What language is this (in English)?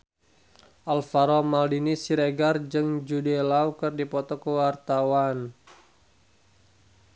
Sundanese